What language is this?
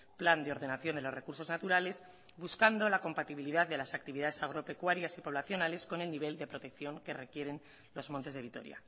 Spanish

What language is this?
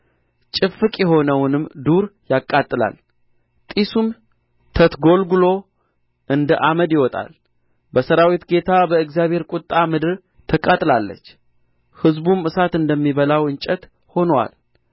Amharic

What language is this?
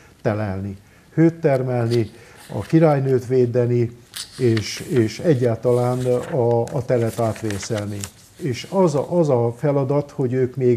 Hungarian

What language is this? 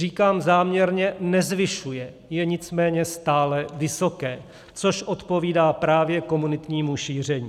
Czech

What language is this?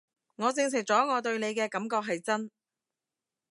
Cantonese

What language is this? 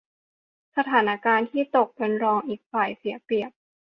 Thai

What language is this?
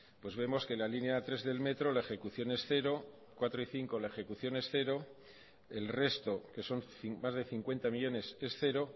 Spanish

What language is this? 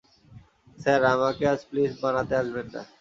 Bangla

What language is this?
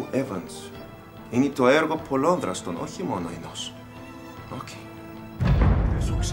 Greek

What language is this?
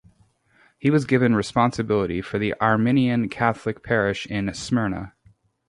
English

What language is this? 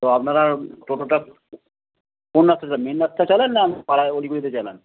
Bangla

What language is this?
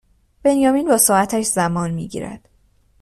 Persian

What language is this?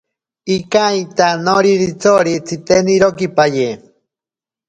Ashéninka Perené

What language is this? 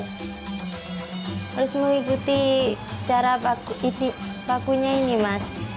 Indonesian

